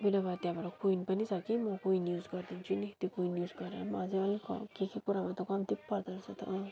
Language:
Nepali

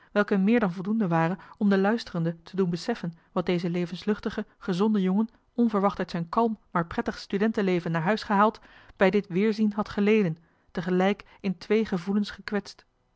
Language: Dutch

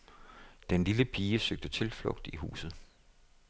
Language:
Danish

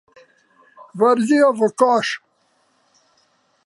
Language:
Slovenian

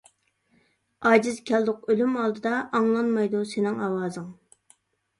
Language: Uyghur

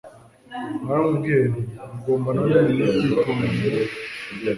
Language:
Kinyarwanda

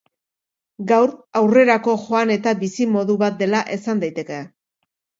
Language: Basque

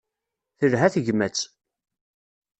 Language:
Kabyle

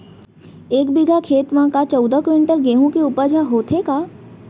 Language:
Chhattisgarhi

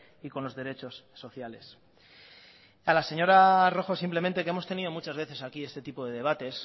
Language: Spanish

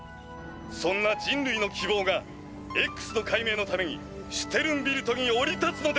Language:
Japanese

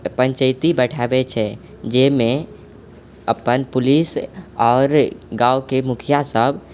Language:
Maithili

